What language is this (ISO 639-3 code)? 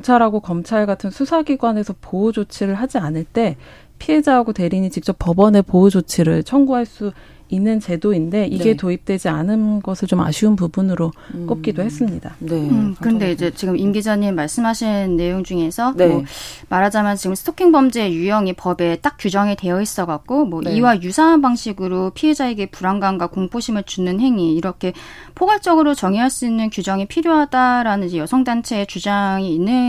kor